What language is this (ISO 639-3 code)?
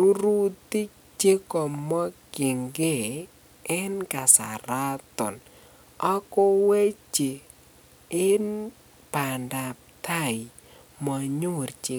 kln